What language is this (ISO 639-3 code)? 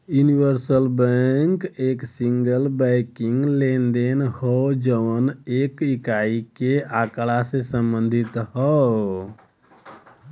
bho